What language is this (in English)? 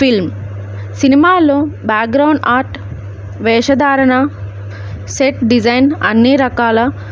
Telugu